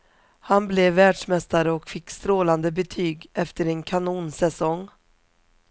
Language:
Swedish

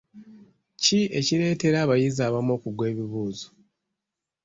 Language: Ganda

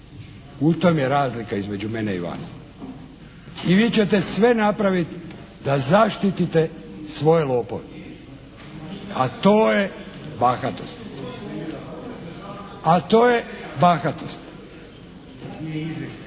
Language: Croatian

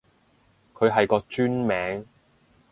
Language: Cantonese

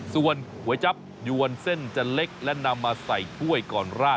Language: Thai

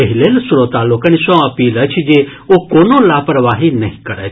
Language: Maithili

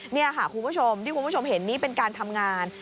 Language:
Thai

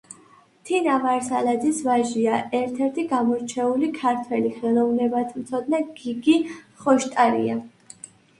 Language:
Georgian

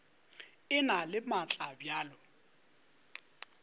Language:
Northern Sotho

